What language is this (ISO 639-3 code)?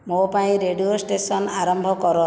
ori